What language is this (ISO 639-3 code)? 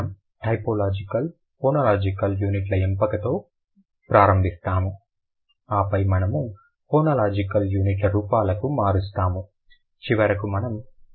tel